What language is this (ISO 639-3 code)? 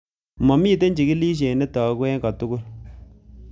kln